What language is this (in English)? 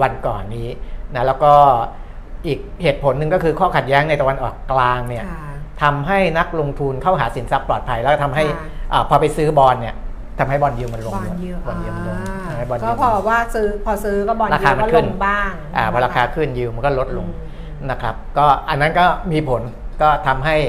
Thai